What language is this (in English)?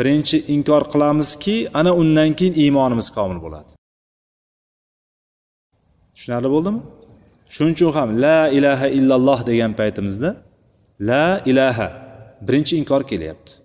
Bulgarian